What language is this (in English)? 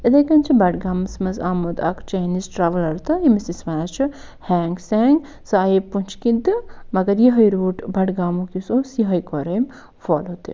Kashmiri